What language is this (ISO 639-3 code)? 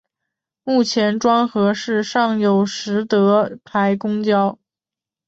zho